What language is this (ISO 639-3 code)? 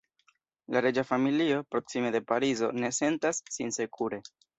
epo